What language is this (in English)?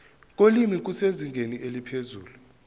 Zulu